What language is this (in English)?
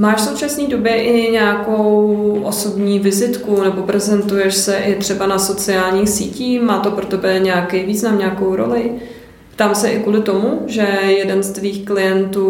Czech